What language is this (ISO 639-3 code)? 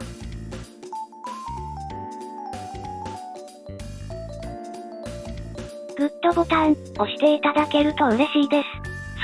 jpn